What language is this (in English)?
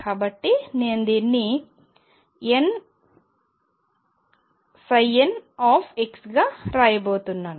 Telugu